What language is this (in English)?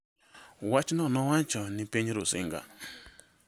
Luo (Kenya and Tanzania)